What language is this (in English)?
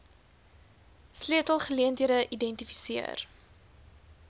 Afrikaans